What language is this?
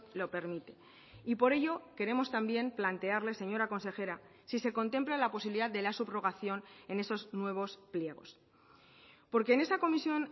Spanish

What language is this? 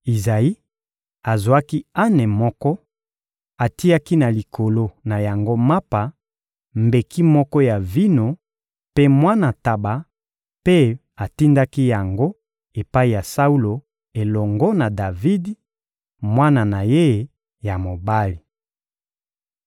Lingala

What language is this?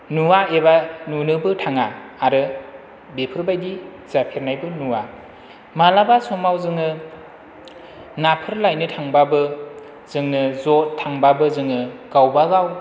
Bodo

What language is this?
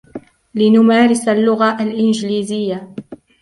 Arabic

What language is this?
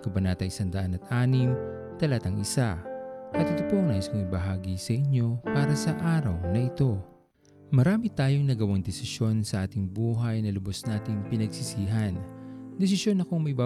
Filipino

